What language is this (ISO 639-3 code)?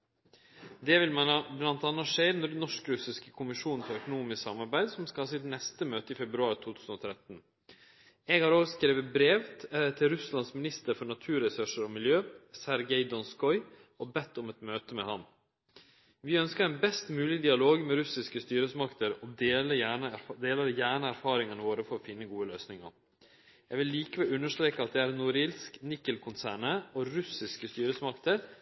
nno